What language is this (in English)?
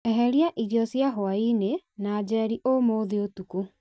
Kikuyu